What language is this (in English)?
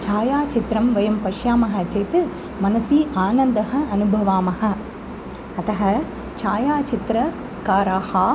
Sanskrit